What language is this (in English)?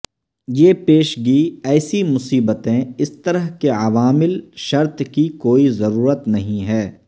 Urdu